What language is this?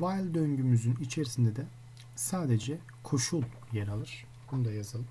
Turkish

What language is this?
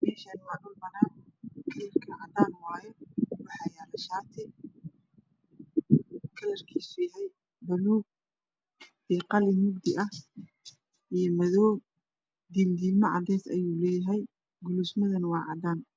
Somali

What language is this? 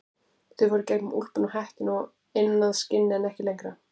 Icelandic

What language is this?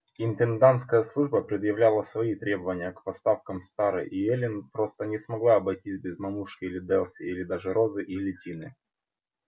Russian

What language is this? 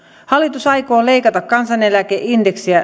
Finnish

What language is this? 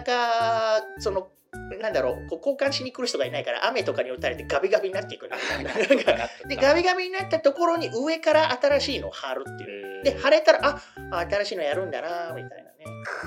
Japanese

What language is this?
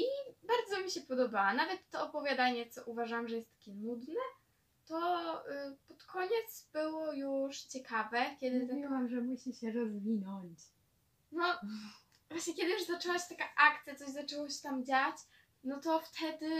Polish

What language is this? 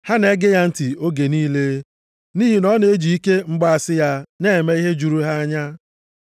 Igbo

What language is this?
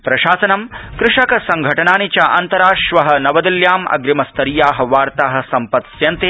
Sanskrit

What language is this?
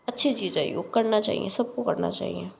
Hindi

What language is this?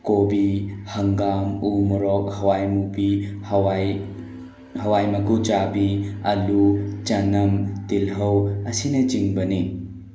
Manipuri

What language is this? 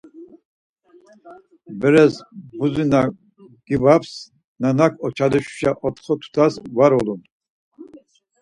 Laz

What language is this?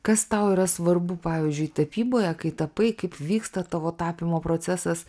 Lithuanian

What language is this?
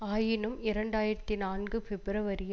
Tamil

